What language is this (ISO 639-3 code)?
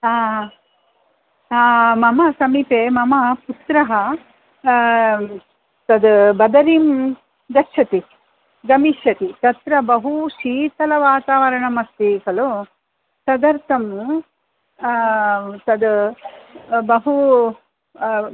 san